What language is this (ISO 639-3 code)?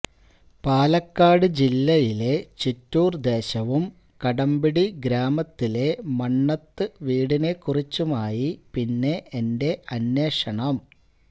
mal